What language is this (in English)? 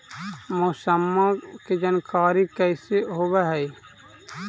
Magahi